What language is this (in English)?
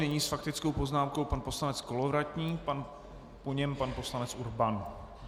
Czech